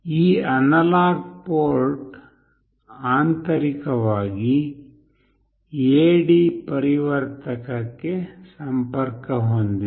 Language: Kannada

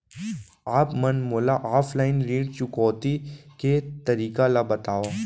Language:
Chhattisgarhi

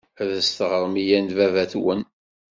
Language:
Kabyle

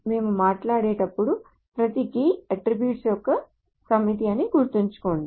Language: Telugu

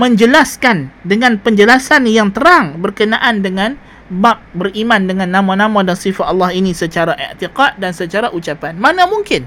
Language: Malay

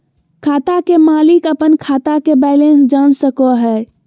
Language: Magahi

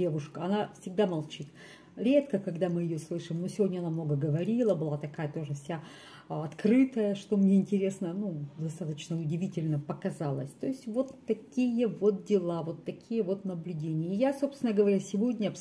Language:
Russian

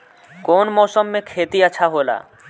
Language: Bhojpuri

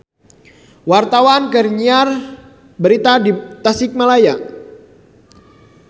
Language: Sundanese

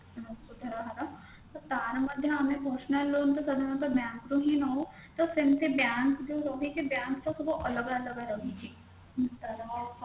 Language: Odia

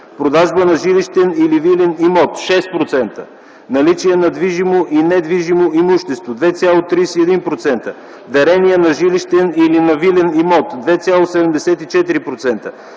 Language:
Bulgarian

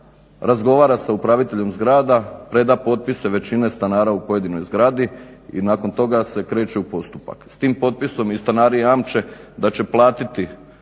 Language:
Croatian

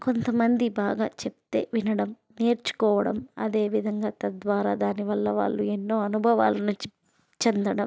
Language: Telugu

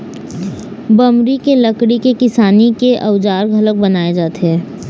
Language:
Chhattisgarhi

